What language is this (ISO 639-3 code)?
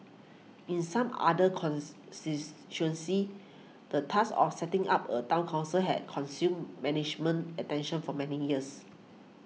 eng